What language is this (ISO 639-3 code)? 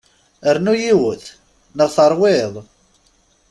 kab